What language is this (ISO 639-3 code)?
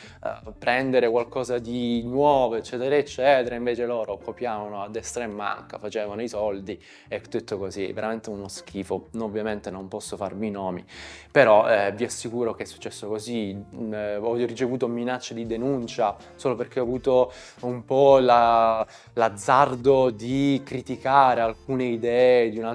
ita